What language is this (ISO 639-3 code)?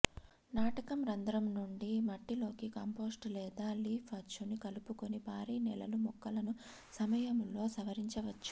tel